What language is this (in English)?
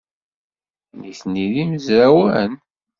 Kabyle